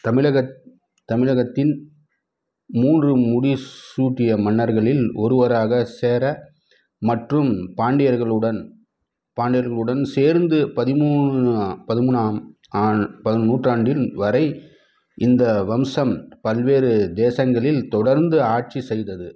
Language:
Tamil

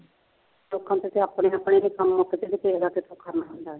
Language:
Punjabi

